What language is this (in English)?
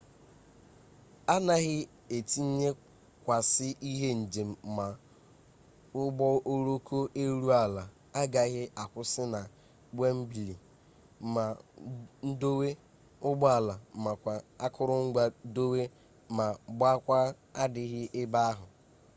Igbo